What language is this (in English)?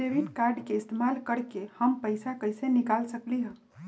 Magahi